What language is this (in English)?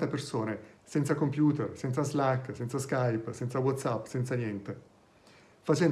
Italian